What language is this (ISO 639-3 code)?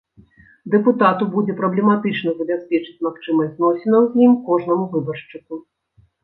bel